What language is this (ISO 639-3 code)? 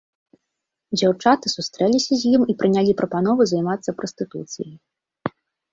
bel